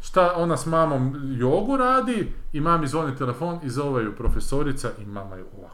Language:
Croatian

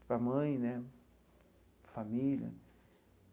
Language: Portuguese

